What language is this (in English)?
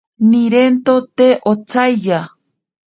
Ashéninka Perené